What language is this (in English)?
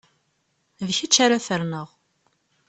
Kabyle